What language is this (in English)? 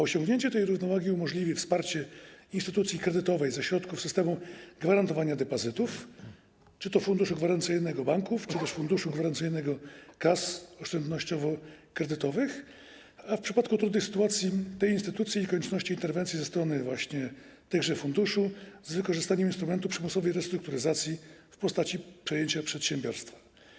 Polish